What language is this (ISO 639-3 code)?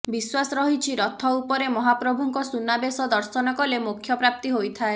ori